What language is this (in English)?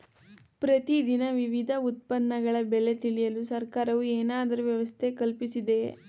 Kannada